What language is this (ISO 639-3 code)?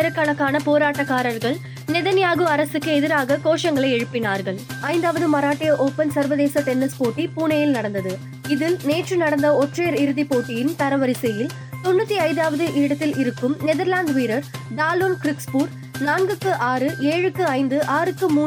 tam